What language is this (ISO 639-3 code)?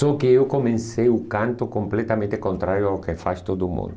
por